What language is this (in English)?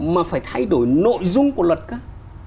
Vietnamese